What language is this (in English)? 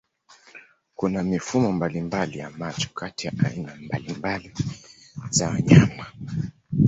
Swahili